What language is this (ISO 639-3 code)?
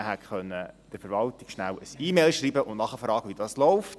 gsw